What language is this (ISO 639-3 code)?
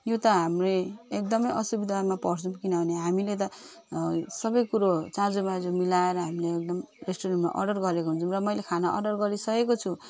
nep